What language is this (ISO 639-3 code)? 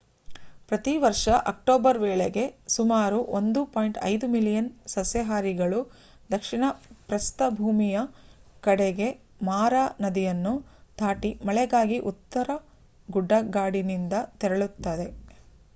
kan